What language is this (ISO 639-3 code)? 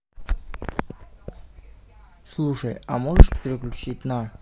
rus